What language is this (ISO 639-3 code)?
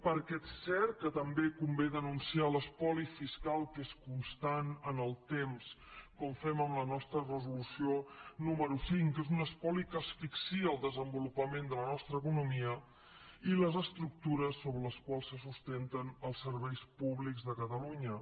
cat